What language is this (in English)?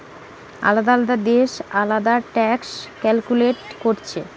Bangla